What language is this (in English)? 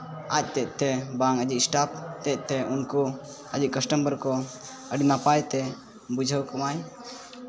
Santali